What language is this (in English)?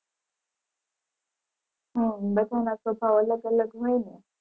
Gujarati